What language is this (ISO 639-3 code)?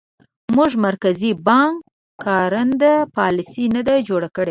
pus